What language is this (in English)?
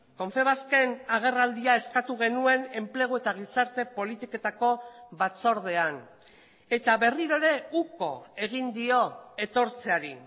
Basque